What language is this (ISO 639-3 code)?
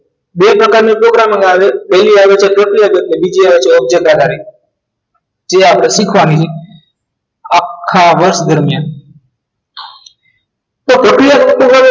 guj